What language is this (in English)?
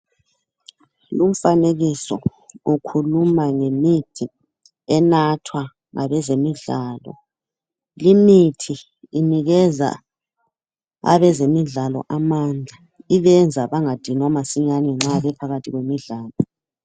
North Ndebele